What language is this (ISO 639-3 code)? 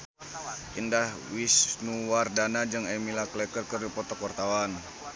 sun